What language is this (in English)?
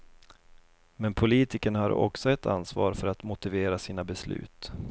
Swedish